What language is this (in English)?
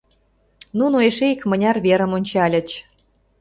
Mari